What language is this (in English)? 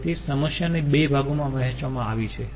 Gujarati